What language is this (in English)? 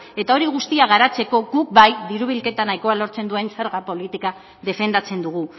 Basque